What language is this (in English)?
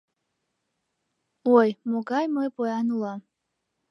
Mari